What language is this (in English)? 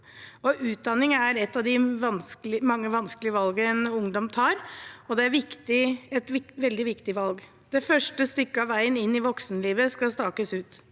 Norwegian